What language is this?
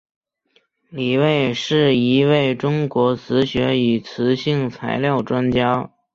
Chinese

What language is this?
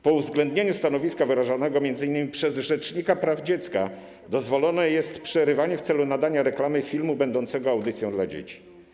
Polish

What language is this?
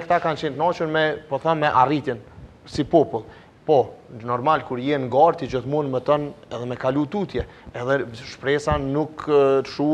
Romanian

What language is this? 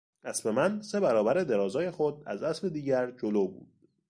Persian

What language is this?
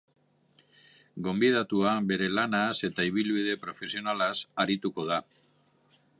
Basque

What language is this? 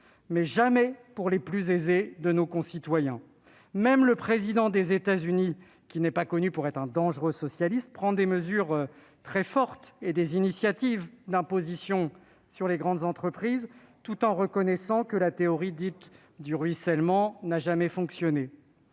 French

